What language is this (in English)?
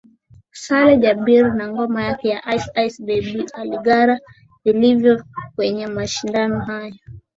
Swahili